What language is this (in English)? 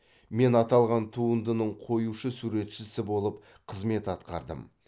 Kazakh